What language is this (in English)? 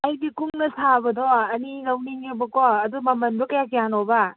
Manipuri